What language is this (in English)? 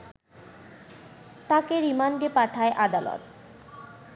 Bangla